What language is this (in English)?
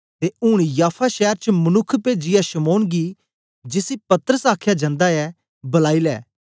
Dogri